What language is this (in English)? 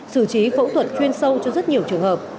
Vietnamese